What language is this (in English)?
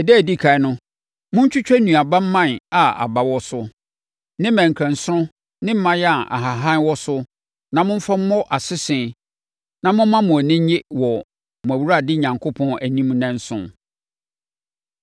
Akan